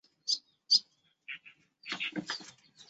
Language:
Chinese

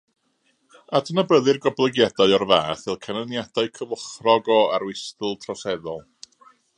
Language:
Welsh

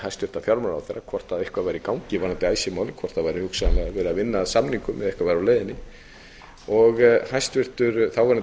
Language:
Icelandic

